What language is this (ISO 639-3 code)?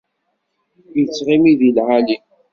kab